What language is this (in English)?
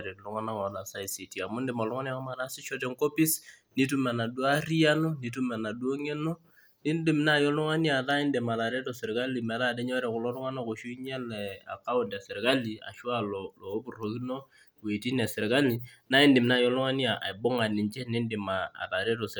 Masai